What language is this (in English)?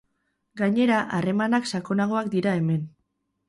Basque